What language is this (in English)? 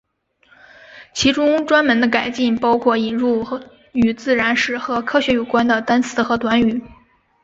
Chinese